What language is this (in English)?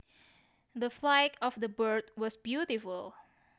Javanese